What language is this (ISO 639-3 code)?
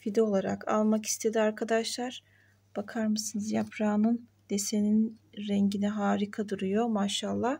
tur